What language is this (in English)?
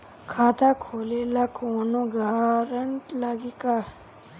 Bhojpuri